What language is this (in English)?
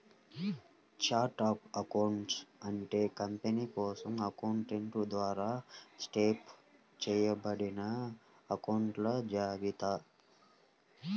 Telugu